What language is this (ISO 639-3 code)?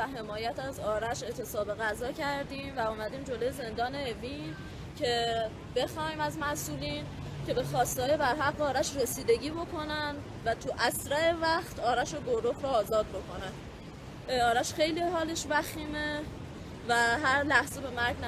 fas